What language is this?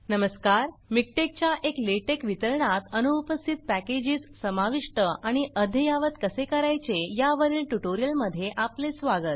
Marathi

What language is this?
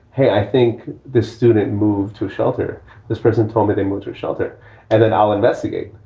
English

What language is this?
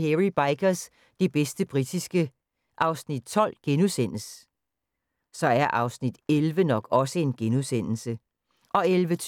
Danish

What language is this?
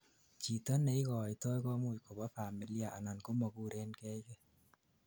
Kalenjin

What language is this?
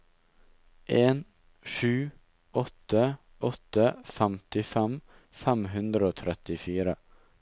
Norwegian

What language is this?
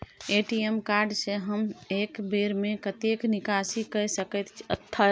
Maithili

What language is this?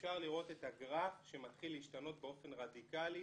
Hebrew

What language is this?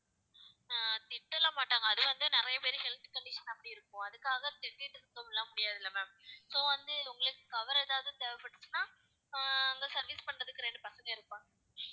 Tamil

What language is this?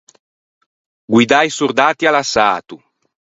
Ligurian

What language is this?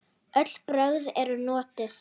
Icelandic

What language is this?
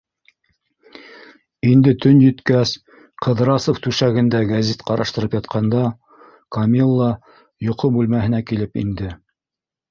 Bashkir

